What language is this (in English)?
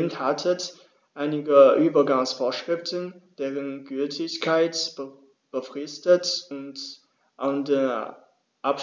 German